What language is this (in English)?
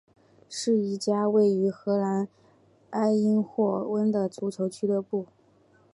Chinese